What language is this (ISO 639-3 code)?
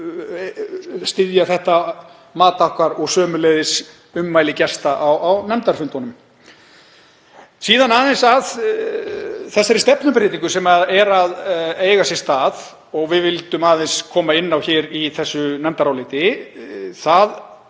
isl